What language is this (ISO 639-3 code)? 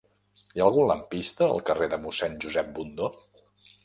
cat